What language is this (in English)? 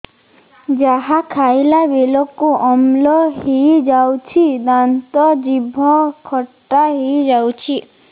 Odia